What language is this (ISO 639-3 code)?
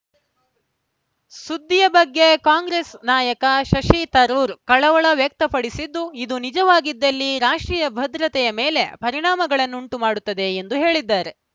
kan